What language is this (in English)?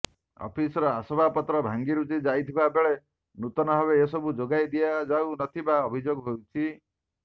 Odia